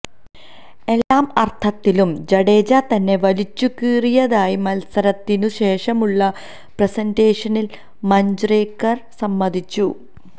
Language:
Malayalam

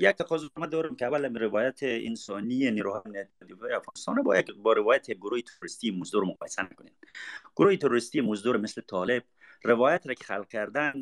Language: Persian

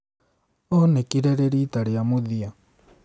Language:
Kikuyu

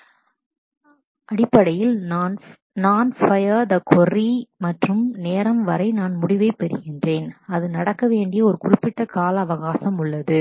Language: Tamil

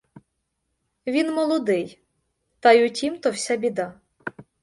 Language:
Ukrainian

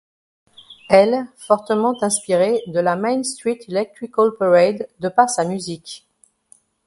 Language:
French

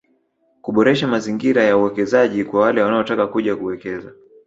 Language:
Swahili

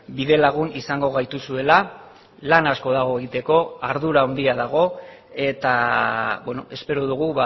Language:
Basque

